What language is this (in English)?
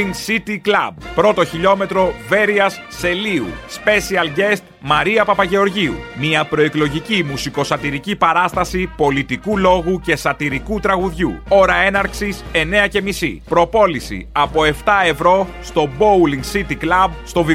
Greek